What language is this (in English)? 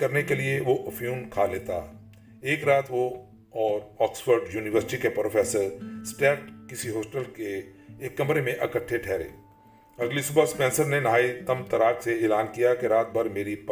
Urdu